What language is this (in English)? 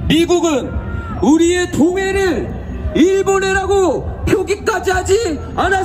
Korean